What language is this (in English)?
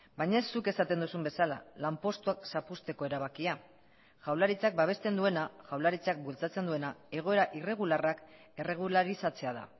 Basque